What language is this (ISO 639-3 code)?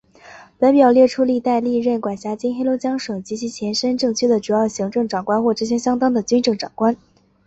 zho